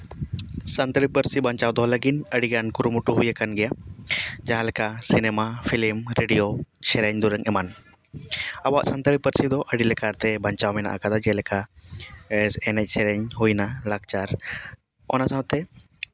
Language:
Santali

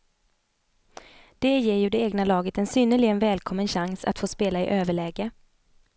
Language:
Swedish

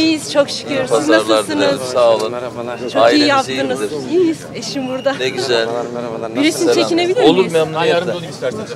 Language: Turkish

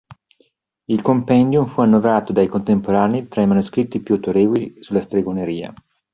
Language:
Italian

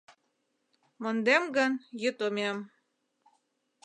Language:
Mari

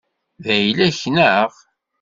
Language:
Kabyle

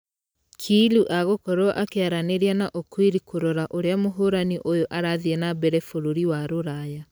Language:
Kikuyu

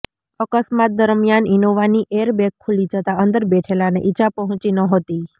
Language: Gujarati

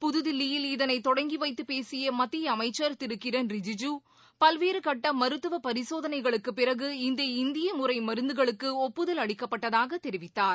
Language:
Tamil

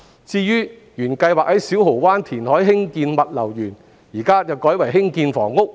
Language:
Cantonese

